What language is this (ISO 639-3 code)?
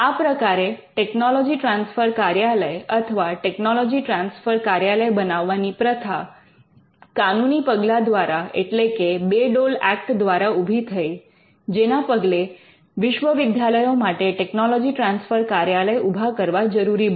guj